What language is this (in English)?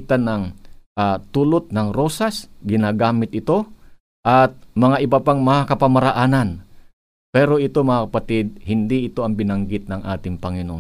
Filipino